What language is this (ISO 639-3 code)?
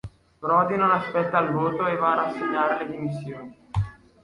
ita